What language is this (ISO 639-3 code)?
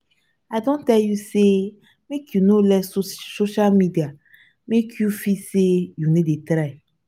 pcm